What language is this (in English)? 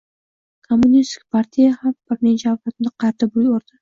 Uzbek